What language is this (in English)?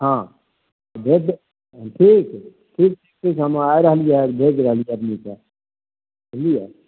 Maithili